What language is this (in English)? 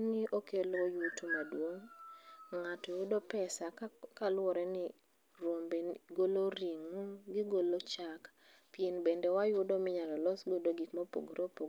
Luo (Kenya and Tanzania)